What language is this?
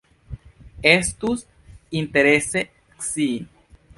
Esperanto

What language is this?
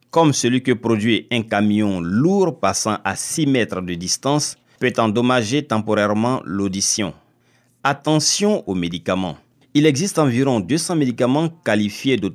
French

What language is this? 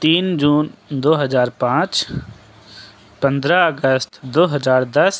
Urdu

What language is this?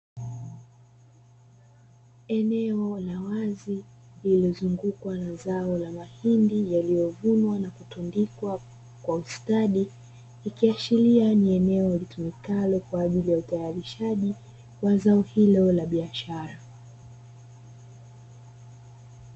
Swahili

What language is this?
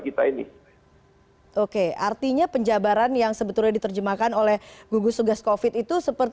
Indonesian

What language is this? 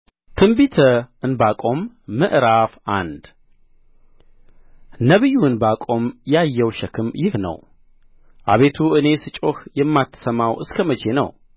Amharic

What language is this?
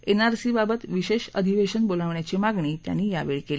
Marathi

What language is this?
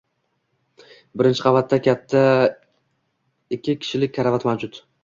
Uzbek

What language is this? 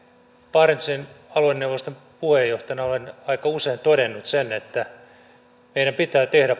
Finnish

